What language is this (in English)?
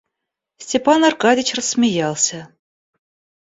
Russian